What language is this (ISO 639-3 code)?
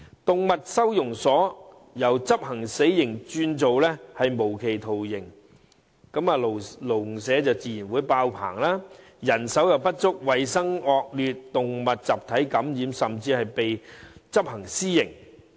yue